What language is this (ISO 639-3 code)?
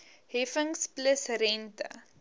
afr